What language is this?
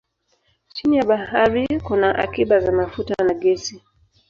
Swahili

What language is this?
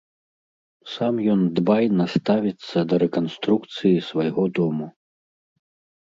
Belarusian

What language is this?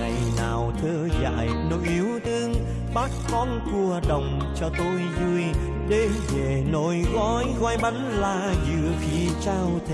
Vietnamese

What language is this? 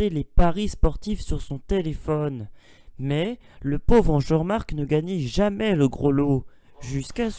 French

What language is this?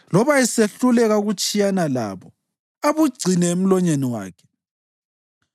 North Ndebele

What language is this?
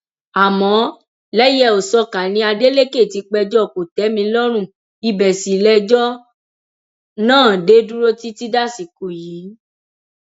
Yoruba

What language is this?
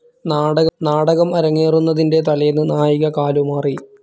Malayalam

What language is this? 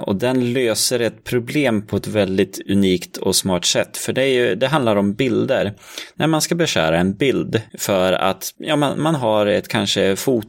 Swedish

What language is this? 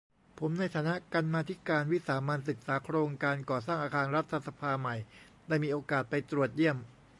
Thai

